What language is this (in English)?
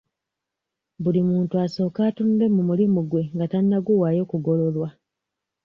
Ganda